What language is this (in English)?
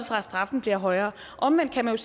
Danish